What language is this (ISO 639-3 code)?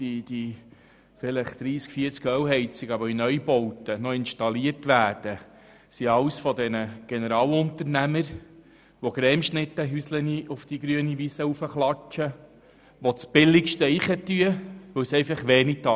gsw